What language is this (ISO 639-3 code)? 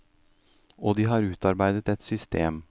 nor